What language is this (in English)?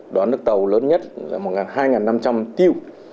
Vietnamese